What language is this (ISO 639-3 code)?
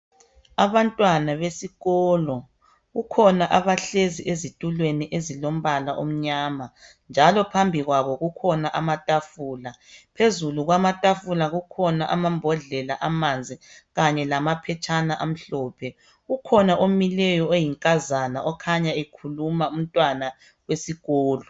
nde